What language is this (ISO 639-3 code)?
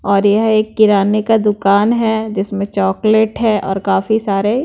hin